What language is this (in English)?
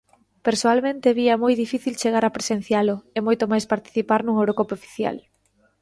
Galician